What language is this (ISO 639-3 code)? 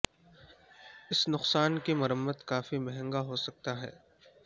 urd